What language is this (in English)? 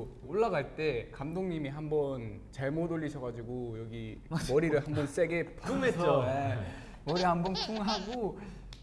Korean